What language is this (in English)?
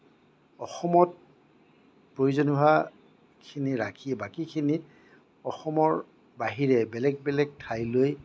Assamese